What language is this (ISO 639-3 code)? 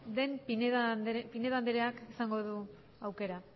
eus